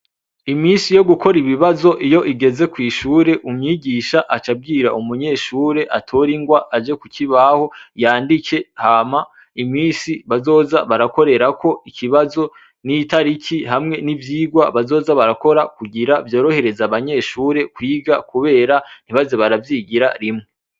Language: Rundi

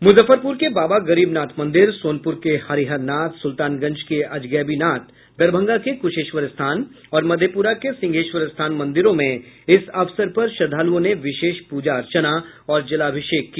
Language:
Hindi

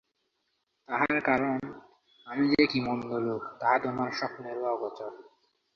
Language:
Bangla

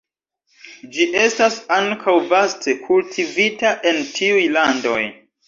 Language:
Esperanto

